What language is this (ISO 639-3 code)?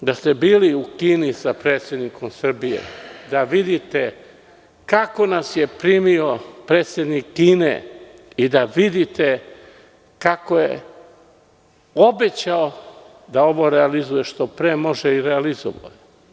srp